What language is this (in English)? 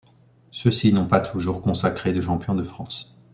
French